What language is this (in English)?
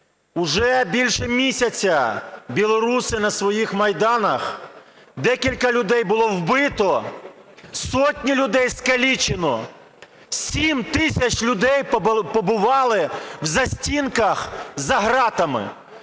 Ukrainian